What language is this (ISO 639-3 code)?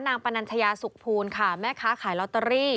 tha